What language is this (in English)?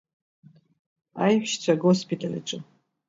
Abkhazian